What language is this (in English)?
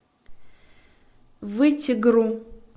Russian